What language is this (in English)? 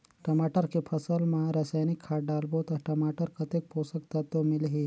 Chhattisgarhi